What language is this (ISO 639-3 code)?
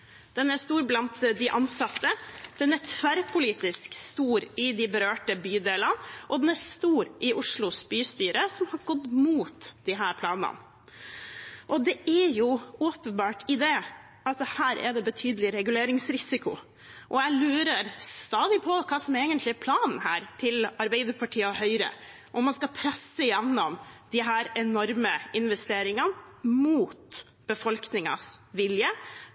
nob